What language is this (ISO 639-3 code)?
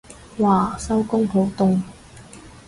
yue